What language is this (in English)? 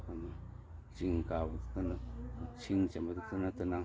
Manipuri